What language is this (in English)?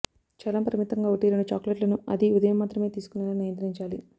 Telugu